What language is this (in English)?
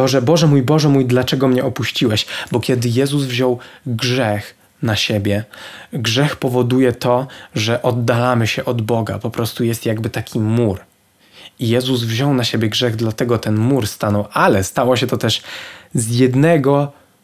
Polish